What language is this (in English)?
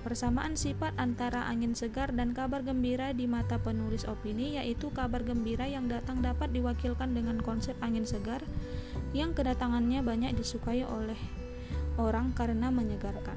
Indonesian